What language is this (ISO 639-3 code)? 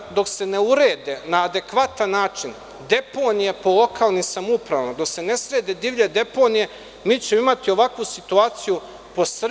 srp